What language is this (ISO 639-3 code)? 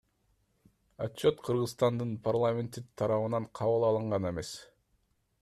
kir